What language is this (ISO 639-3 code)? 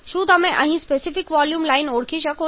guj